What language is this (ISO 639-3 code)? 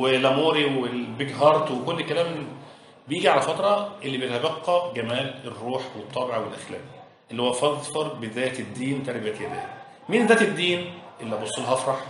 ara